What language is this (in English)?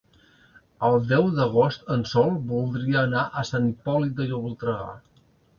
Catalan